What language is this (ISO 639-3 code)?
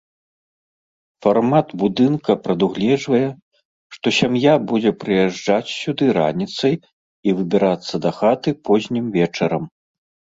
bel